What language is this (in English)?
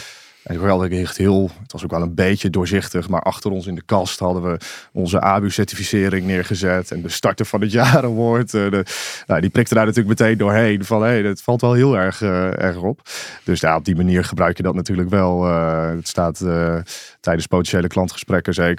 Dutch